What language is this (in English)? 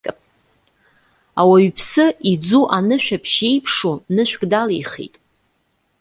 Abkhazian